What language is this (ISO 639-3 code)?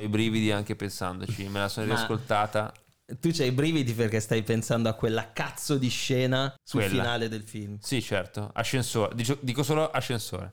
ita